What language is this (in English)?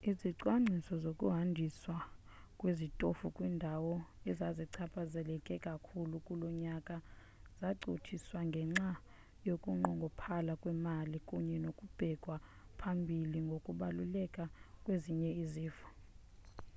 Xhosa